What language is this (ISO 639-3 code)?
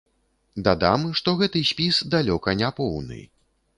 bel